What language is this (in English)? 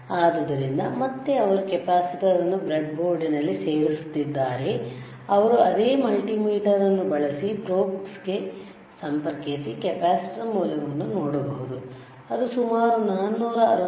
Kannada